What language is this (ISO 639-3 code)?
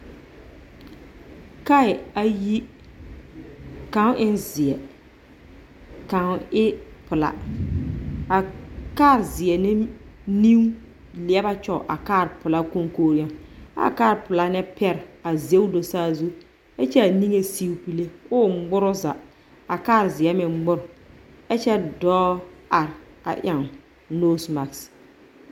dga